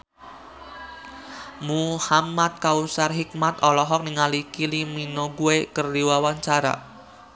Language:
Sundanese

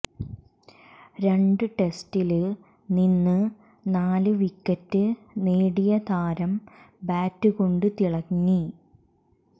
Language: Malayalam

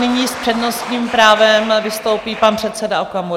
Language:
Czech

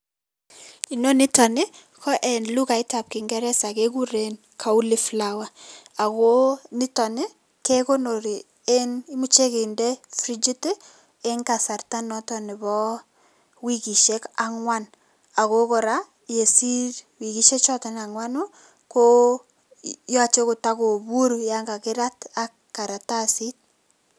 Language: Kalenjin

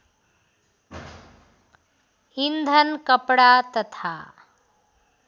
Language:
Nepali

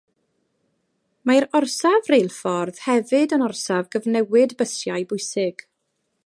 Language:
Welsh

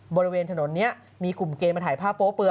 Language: Thai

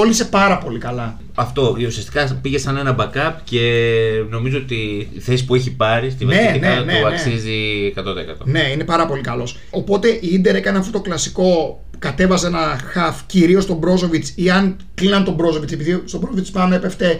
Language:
Greek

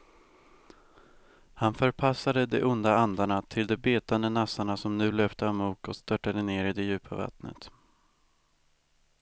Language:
Swedish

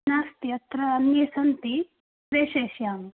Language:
Sanskrit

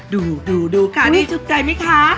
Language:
Thai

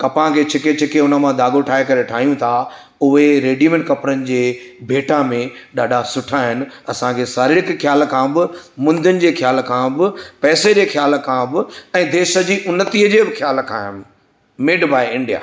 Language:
Sindhi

